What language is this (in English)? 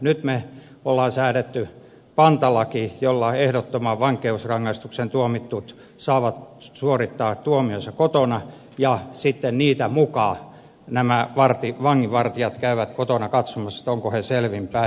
Finnish